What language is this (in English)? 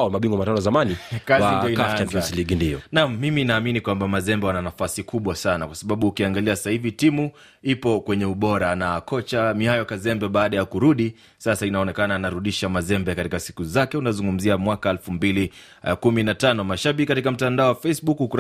Swahili